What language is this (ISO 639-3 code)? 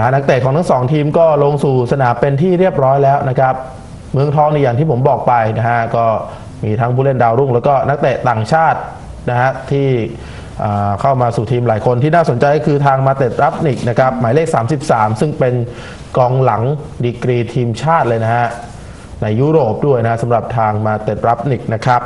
tha